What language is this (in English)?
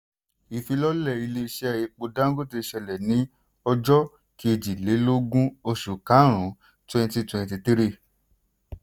Yoruba